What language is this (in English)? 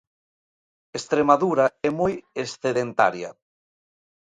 Galician